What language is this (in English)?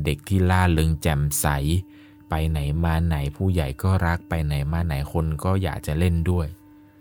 Thai